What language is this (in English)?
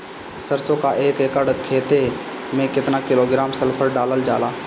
Bhojpuri